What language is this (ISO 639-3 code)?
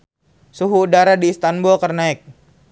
sun